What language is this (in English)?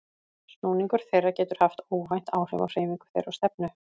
Icelandic